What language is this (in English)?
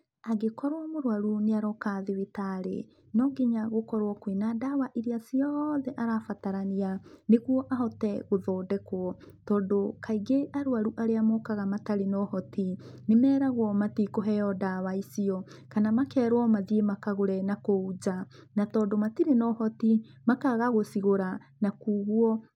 Kikuyu